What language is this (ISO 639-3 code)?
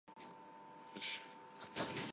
hye